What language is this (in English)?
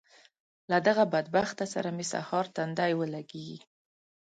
Pashto